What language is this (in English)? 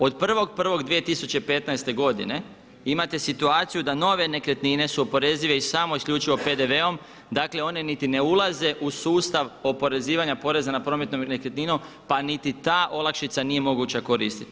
Croatian